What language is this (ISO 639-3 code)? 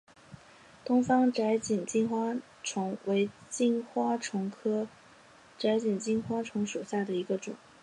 zho